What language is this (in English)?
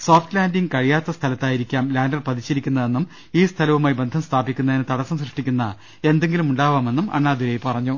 Malayalam